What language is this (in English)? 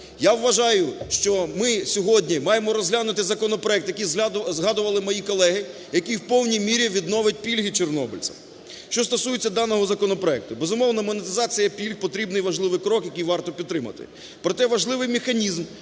Ukrainian